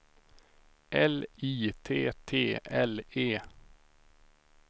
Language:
Swedish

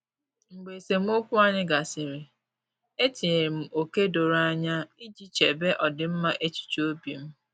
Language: Igbo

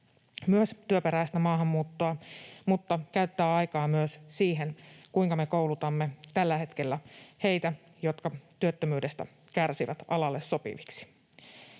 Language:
Finnish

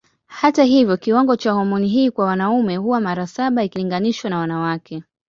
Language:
Swahili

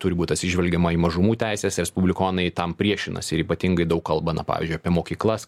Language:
Lithuanian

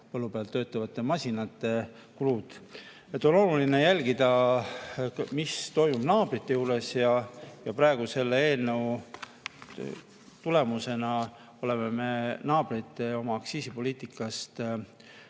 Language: Estonian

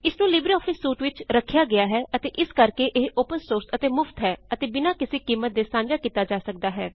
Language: Punjabi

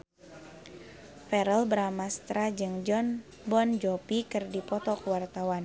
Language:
Sundanese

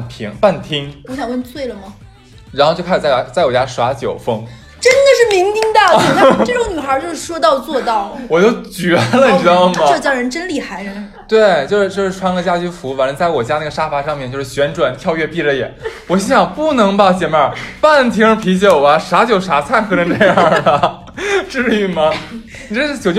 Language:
Chinese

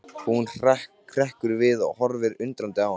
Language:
Icelandic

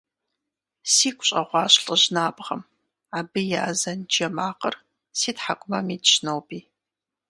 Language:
Kabardian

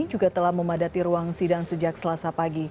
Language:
Indonesian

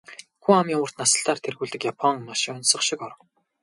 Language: Mongolian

